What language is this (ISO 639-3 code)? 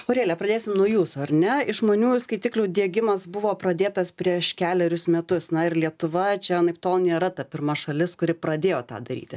lit